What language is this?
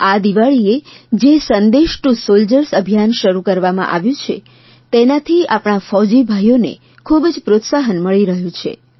Gujarati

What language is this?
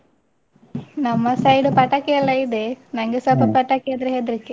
Kannada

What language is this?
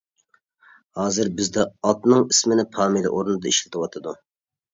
Uyghur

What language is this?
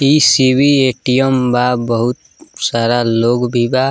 Bhojpuri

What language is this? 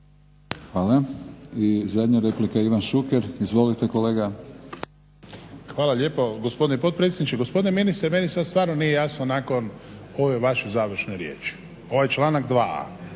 Croatian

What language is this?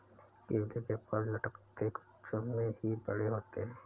Hindi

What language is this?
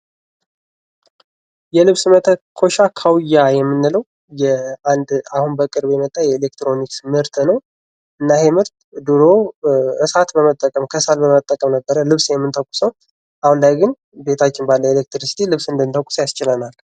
Amharic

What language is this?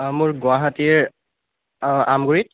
Assamese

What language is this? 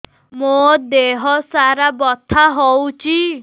Odia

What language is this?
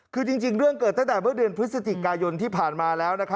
Thai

